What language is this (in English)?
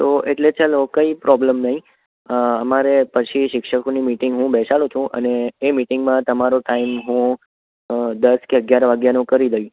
Gujarati